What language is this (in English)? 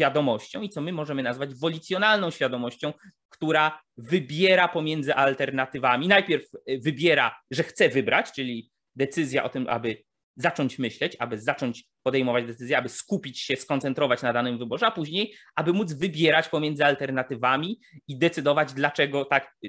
Polish